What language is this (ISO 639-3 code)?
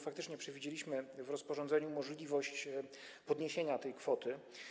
pol